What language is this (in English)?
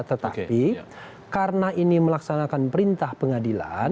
Indonesian